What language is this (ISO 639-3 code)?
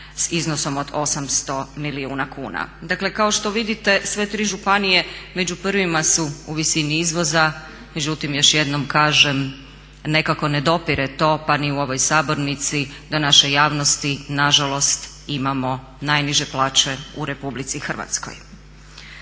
hrv